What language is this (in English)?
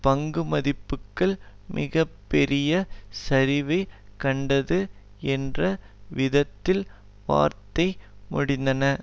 Tamil